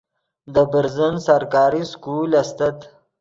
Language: Yidgha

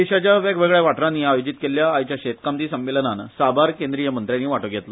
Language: Konkani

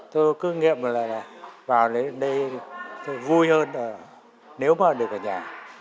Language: Vietnamese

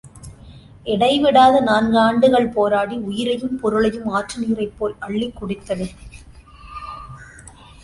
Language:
Tamil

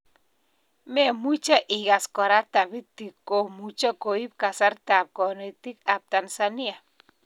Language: Kalenjin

